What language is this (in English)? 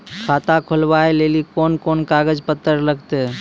Maithili